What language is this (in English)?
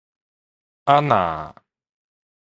Min Nan Chinese